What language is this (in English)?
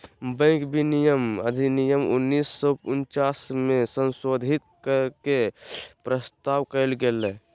Magahi